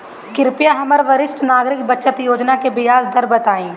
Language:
Bhojpuri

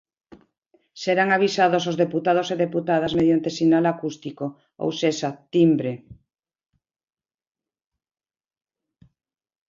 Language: Galician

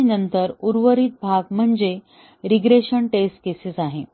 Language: Marathi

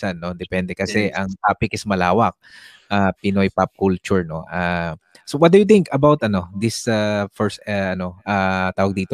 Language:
Filipino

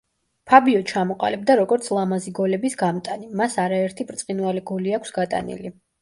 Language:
Georgian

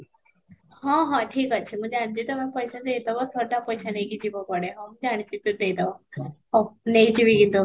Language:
Odia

